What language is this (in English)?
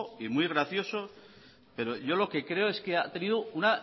Spanish